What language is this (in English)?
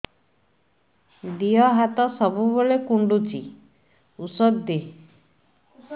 Odia